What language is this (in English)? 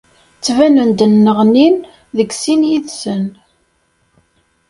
Kabyle